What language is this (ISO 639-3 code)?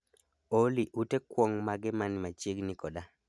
luo